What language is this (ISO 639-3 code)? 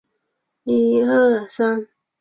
zho